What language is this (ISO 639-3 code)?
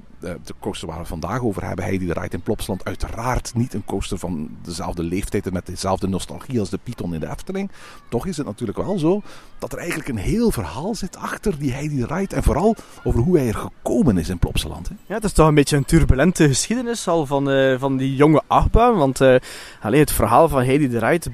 nld